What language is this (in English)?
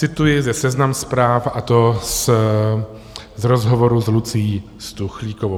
Czech